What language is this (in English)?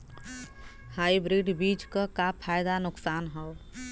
Bhojpuri